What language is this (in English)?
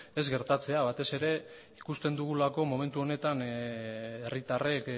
Basque